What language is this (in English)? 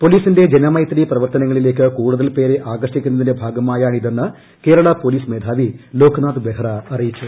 Malayalam